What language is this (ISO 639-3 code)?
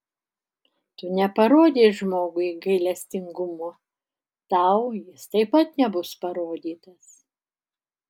lit